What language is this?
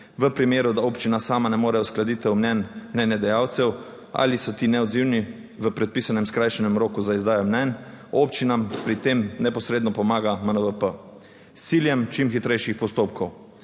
Slovenian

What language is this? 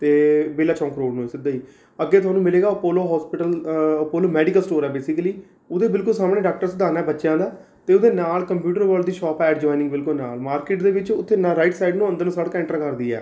Punjabi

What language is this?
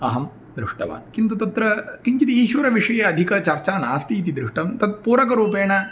Sanskrit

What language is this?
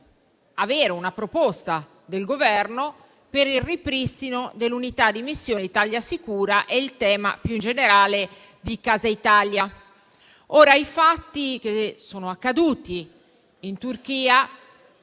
Italian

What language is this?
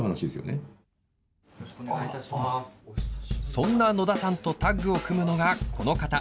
Japanese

